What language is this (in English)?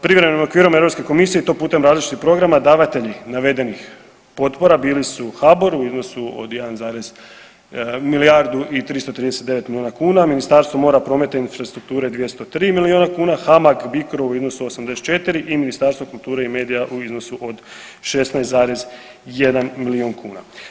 Croatian